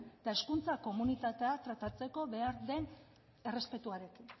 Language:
Basque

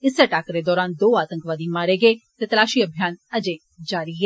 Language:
Dogri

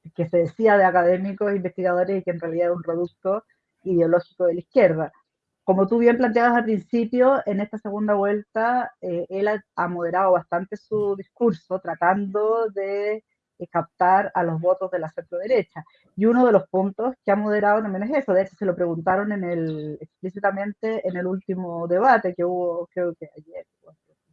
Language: Spanish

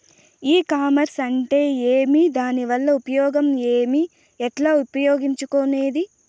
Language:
Telugu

